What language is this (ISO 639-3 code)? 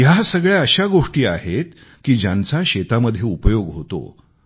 mar